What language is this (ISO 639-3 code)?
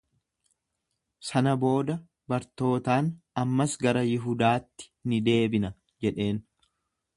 orm